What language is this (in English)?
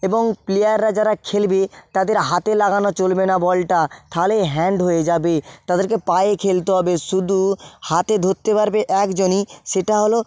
Bangla